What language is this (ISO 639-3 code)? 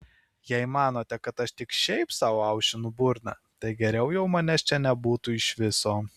lit